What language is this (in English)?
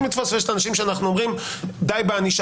Hebrew